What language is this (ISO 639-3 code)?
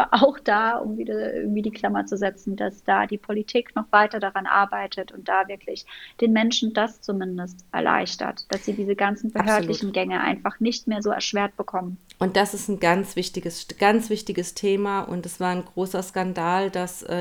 deu